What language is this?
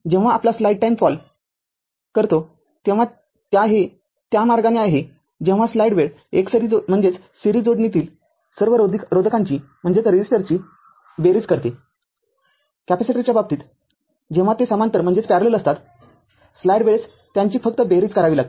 Marathi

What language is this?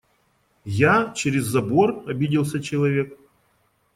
Russian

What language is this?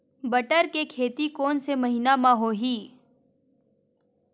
Chhattisgarhi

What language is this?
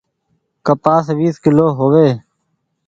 Goaria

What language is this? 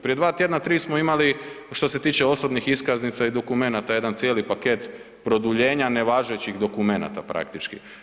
Croatian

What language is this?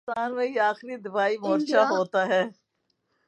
Urdu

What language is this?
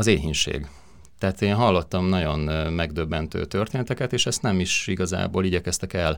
Hungarian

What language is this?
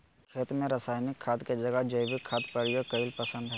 Magahi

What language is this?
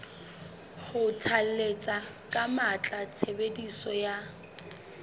Southern Sotho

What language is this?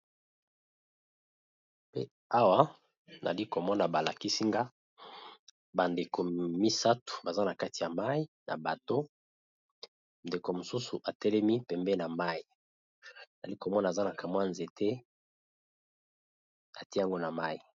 Lingala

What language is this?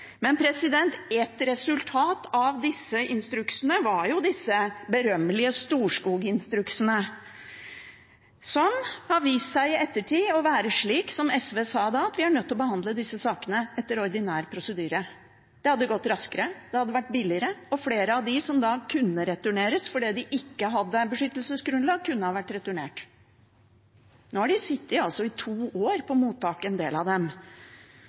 Norwegian Bokmål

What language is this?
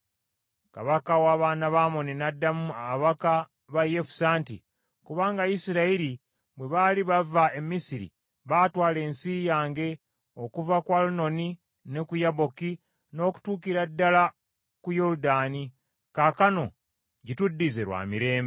Ganda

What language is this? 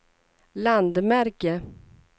Swedish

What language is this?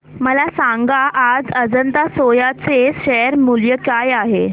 Marathi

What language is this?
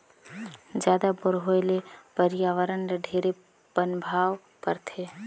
Chhattisgarhi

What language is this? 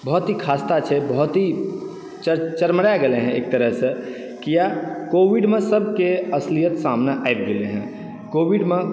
Maithili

